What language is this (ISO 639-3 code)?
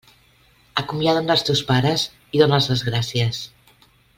cat